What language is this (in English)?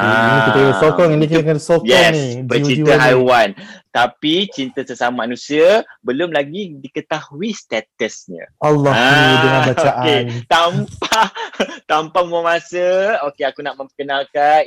Malay